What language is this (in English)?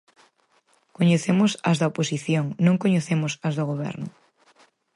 Galician